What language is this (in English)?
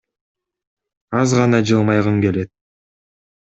Kyrgyz